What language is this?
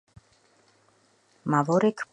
Georgian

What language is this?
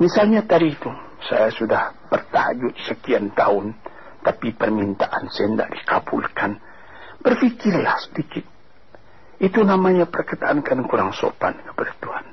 Malay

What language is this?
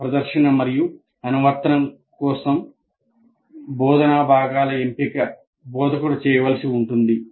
Telugu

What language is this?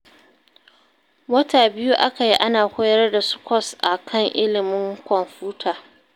Hausa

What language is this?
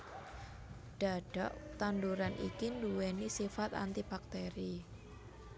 Javanese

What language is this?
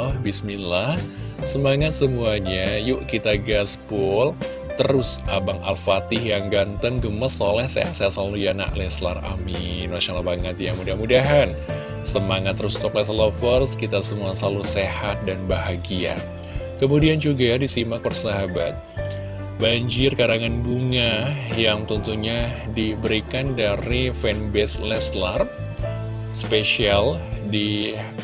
Indonesian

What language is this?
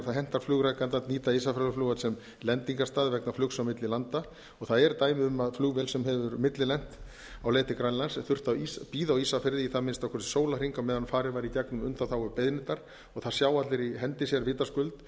Icelandic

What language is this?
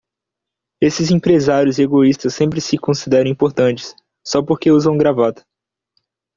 Portuguese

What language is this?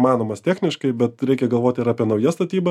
Lithuanian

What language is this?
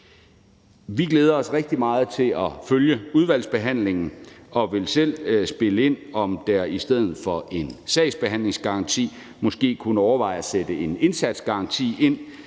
Danish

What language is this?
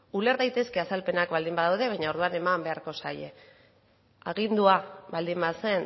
Basque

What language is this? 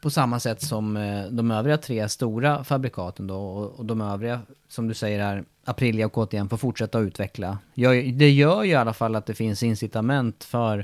Swedish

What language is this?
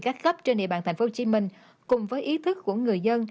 Vietnamese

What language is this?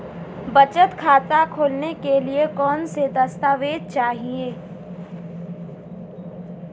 Hindi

